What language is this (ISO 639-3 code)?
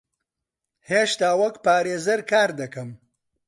ckb